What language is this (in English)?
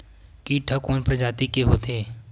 Chhattisgarhi